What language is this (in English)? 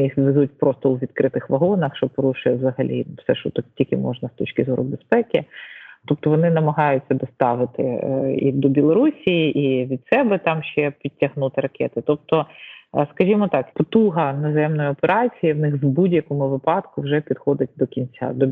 Ukrainian